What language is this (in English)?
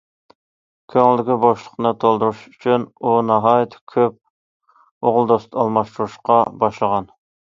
Uyghur